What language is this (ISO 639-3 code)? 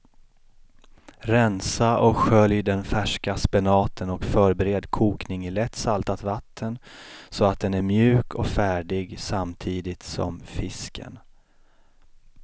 swe